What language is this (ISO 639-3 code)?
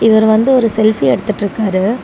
tam